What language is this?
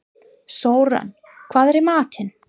Icelandic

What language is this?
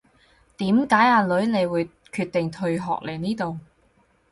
Cantonese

